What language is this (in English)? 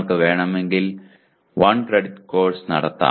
Malayalam